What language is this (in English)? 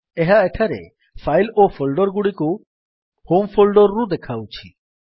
Odia